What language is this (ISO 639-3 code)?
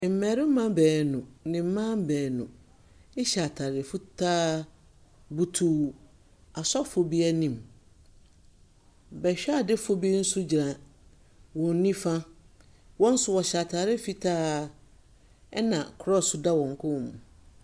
aka